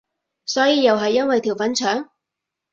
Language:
Cantonese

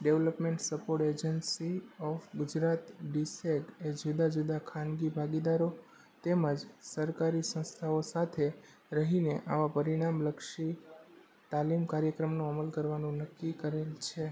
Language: Gujarati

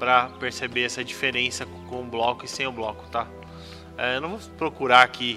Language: Portuguese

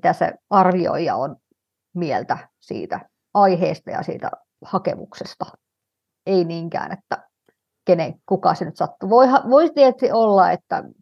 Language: Finnish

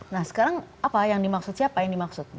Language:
Indonesian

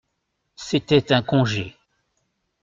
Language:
French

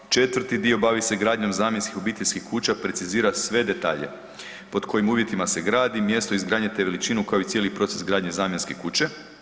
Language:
Croatian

